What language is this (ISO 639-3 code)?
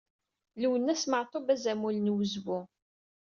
kab